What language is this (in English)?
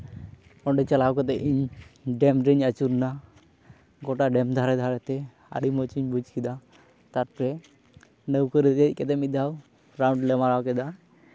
Santali